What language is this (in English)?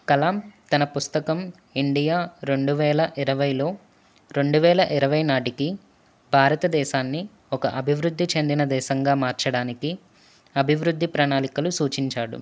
Telugu